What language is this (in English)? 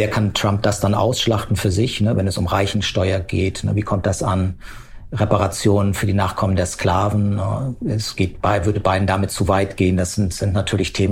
German